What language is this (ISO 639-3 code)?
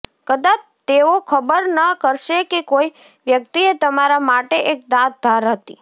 guj